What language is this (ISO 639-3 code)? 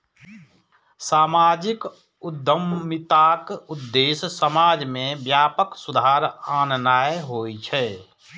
mai